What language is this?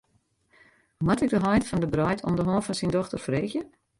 Western Frisian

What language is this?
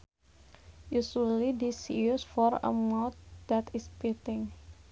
Sundanese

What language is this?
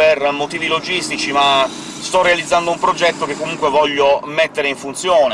Italian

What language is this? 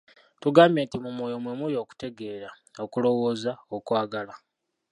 Ganda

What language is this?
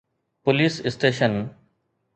Sindhi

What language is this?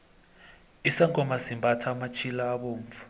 South Ndebele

